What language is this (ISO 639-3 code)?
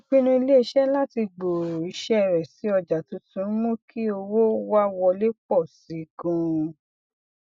yor